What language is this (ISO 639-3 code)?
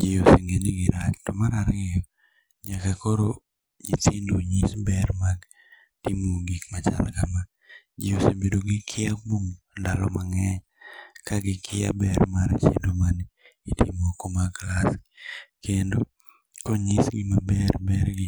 luo